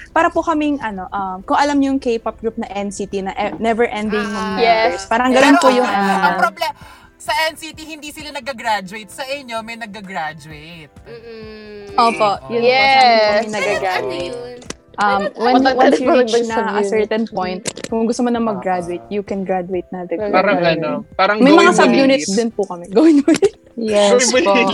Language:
Filipino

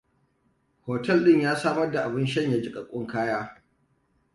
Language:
Hausa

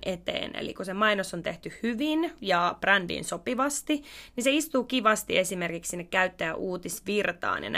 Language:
Finnish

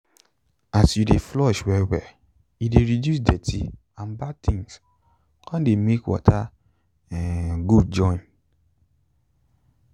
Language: Nigerian Pidgin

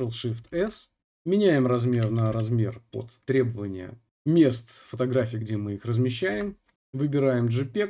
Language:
Russian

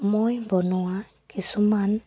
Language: Assamese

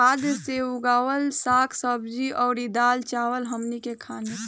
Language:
Bhojpuri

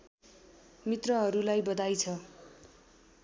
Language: Nepali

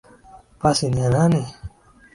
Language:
Swahili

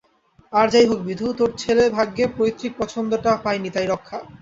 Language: Bangla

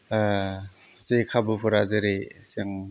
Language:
Bodo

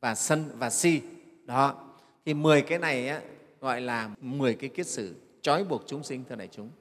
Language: Vietnamese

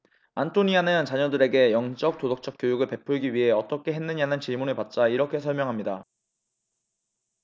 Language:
Korean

